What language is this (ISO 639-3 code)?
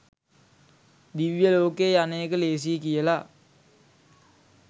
sin